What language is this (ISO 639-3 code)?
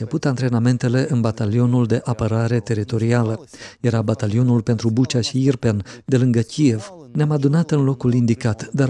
ron